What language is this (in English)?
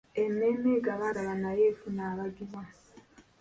Ganda